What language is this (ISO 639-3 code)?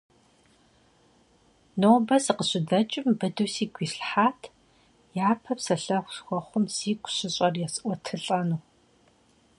kbd